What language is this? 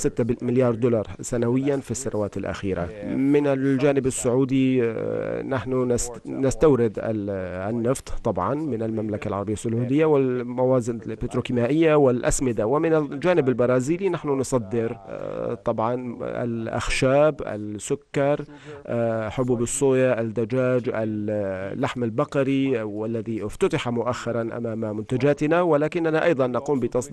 Arabic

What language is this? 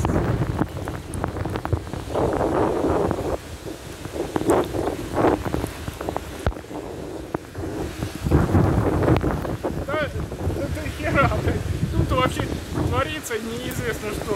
Russian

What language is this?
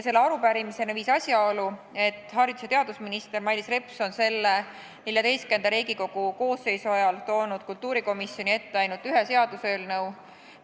Estonian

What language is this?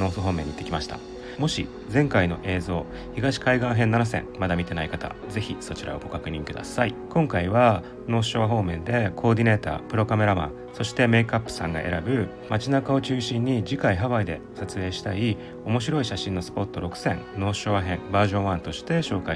Japanese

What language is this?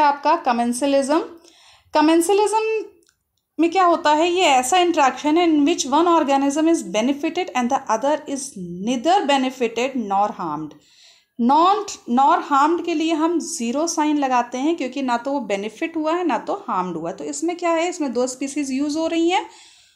Hindi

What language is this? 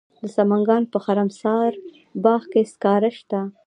Pashto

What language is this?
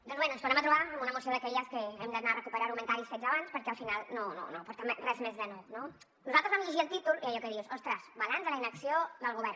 Catalan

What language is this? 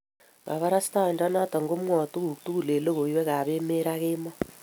Kalenjin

